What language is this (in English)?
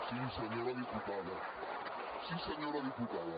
Catalan